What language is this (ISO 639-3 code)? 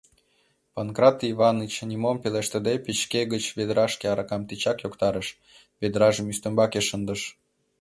chm